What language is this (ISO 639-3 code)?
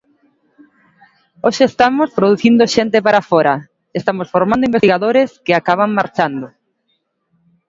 glg